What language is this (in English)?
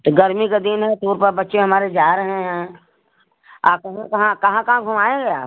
Hindi